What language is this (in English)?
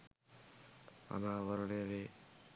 Sinhala